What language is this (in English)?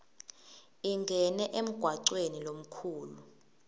Swati